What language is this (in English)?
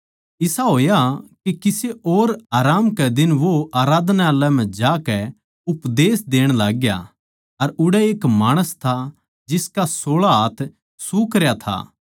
Haryanvi